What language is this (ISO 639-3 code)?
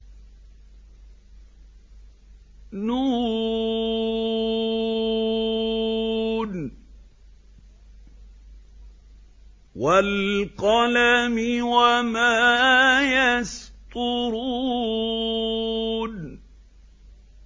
ara